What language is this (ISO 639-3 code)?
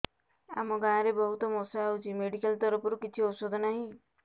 ori